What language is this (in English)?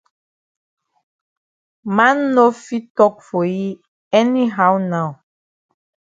Cameroon Pidgin